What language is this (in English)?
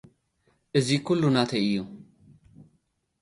Tigrinya